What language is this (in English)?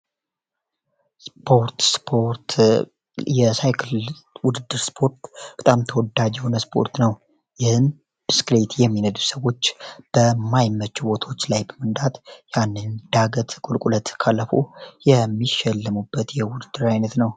Amharic